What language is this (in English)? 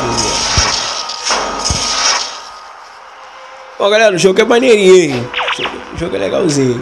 Portuguese